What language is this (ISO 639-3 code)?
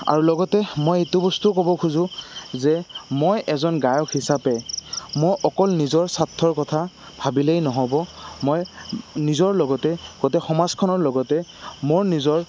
asm